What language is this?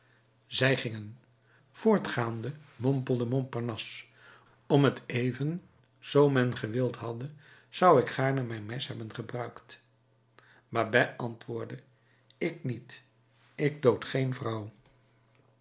Dutch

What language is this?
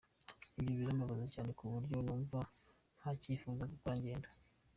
Kinyarwanda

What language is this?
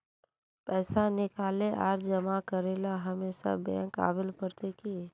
Magahi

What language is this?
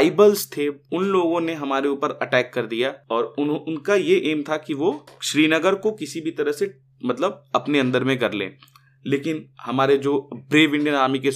Hindi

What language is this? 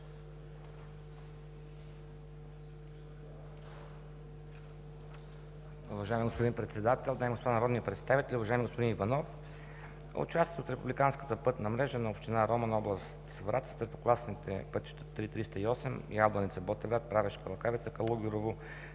Bulgarian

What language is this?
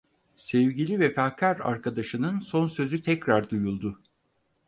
Turkish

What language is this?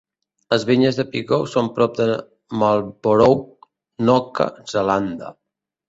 Catalan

